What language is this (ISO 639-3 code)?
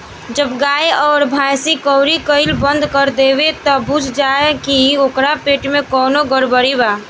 bho